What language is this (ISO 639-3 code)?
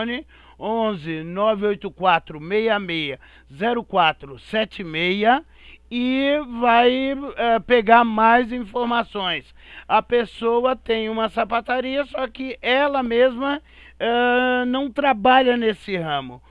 por